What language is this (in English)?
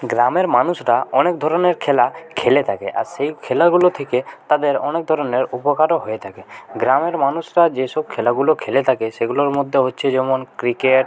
Bangla